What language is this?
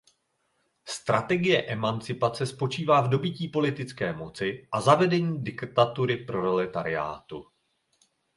Czech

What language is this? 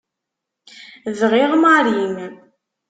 Kabyle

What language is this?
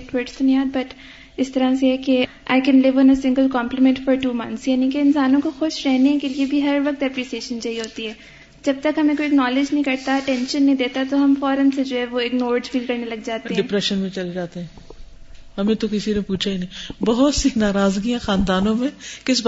Urdu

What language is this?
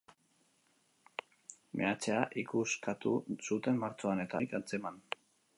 Basque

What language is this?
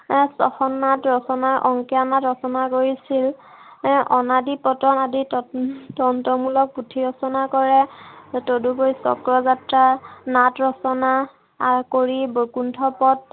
Assamese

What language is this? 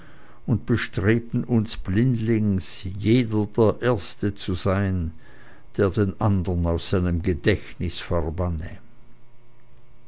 German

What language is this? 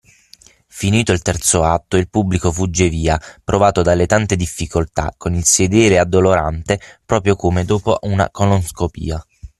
Italian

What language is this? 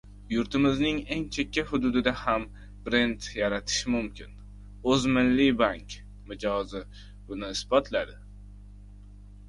Uzbek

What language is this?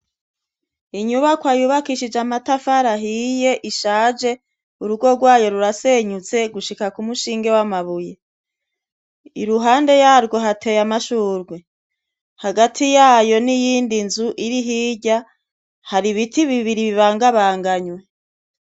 Rundi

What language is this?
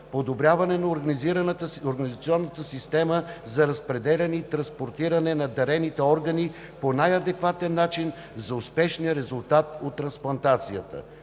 Bulgarian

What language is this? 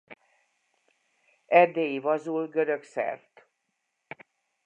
Hungarian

